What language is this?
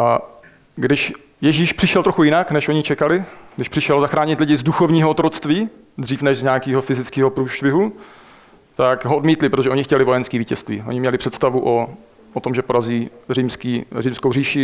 Czech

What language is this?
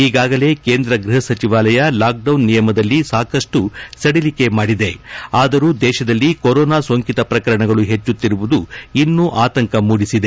Kannada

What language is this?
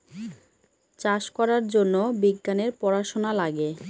Bangla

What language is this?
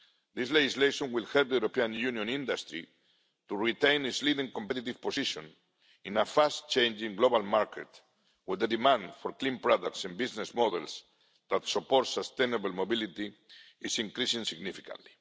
English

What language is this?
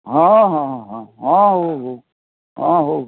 Odia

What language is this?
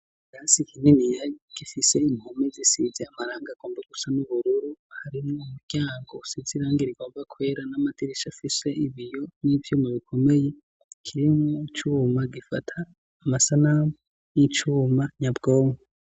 Rundi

